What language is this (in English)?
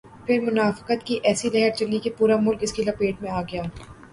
Urdu